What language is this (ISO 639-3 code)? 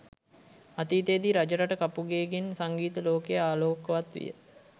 sin